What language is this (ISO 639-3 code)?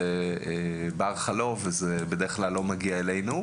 heb